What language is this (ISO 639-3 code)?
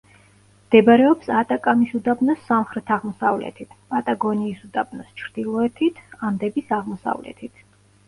kat